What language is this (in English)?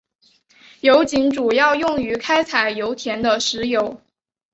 Chinese